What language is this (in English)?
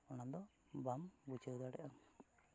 Santali